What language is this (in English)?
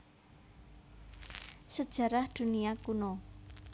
Javanese